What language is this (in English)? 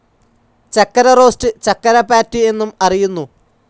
Malayalam